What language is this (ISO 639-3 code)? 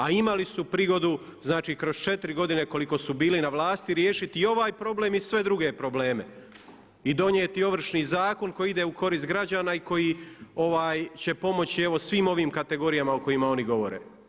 hrv